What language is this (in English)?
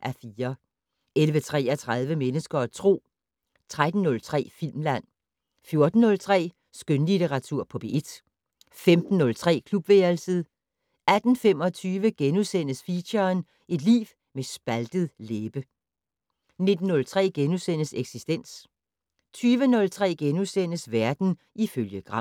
Danish